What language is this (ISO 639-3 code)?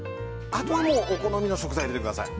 jpn